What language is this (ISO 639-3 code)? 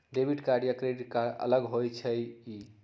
mag